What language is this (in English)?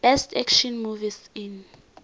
South Ndebele